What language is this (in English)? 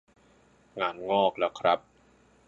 Thai